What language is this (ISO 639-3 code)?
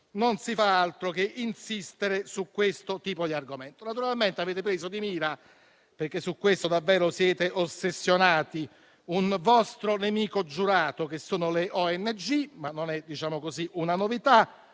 ita